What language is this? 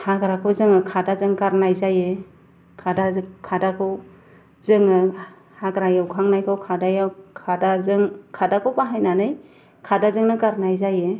Bodo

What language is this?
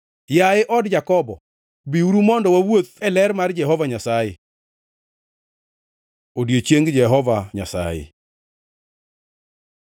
Luo (Kenya and Tanzania)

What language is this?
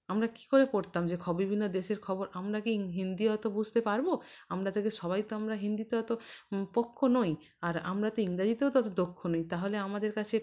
Bangla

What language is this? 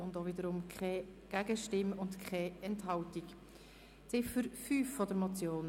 Swiss German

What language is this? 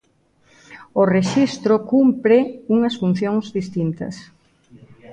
Galician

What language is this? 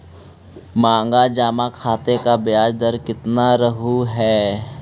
Magahi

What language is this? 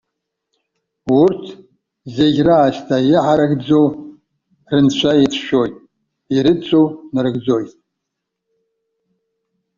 Abkhazian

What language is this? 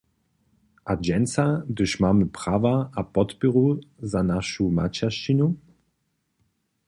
Upper Sorbian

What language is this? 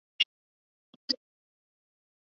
Chinese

